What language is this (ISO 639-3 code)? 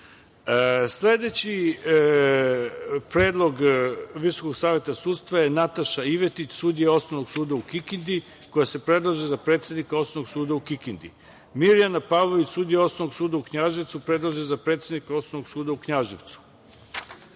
srp